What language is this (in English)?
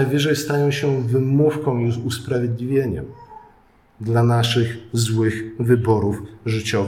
Polish